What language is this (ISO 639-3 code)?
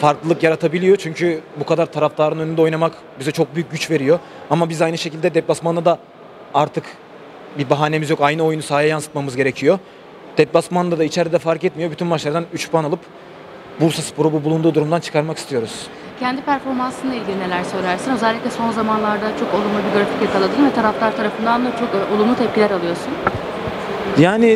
tur